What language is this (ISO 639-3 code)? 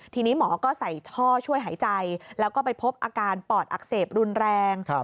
tha